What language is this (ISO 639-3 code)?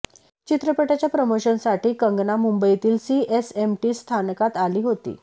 mar